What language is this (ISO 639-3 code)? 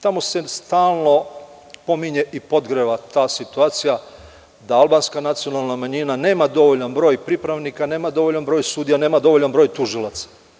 srp